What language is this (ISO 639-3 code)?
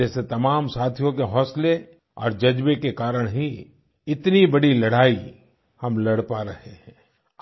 hin